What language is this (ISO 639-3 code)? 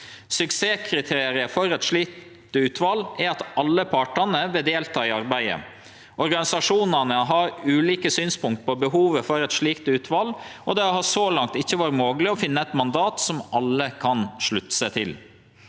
nor